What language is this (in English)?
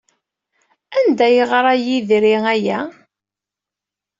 Kabyle